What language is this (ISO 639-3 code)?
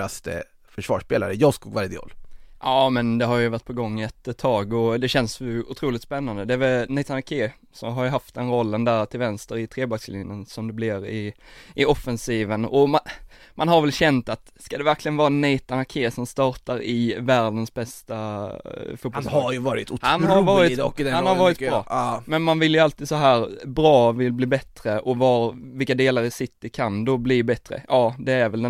swe